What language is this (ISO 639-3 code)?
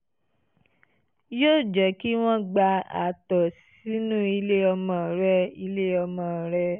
yor